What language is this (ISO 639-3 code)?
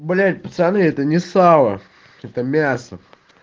rus